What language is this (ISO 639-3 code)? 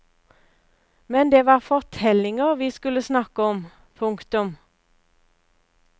nor